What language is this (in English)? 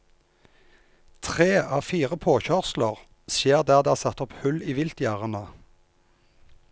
Norwegian